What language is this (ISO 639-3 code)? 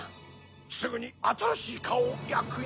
jpn